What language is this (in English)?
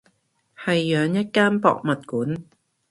Cantonese